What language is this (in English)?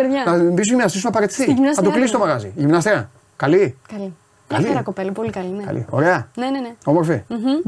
Greek